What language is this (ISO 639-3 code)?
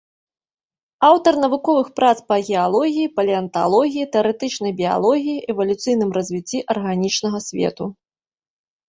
bel